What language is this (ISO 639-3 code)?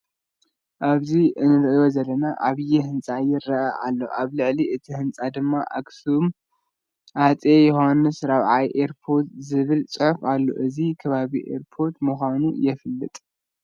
tir